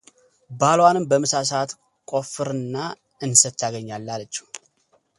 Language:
Amharic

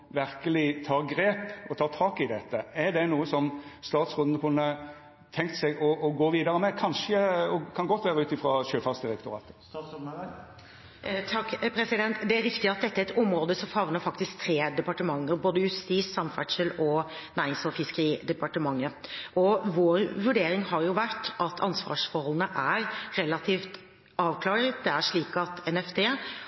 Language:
Norwegian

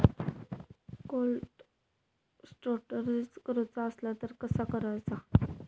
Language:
Marathi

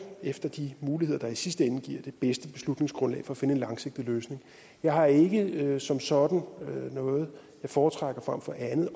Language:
Danish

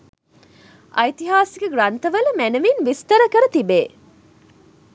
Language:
Sinhala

